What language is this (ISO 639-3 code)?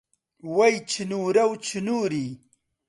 ckb